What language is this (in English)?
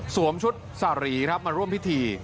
Thai